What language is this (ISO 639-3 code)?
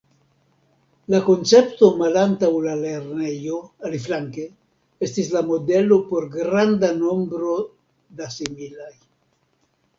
epo